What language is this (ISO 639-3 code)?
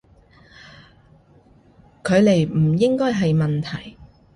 yue